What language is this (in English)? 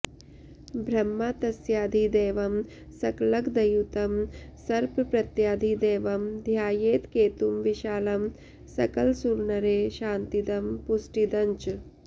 Sanskrit